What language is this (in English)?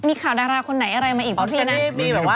Thai